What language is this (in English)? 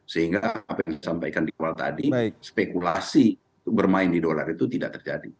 Indonesian